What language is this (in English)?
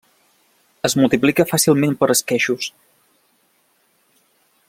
Catalan